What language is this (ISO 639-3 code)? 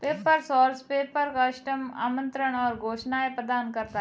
hin